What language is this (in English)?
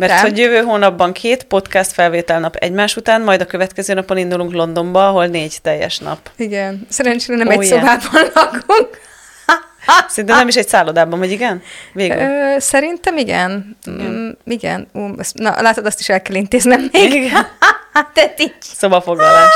Hungarian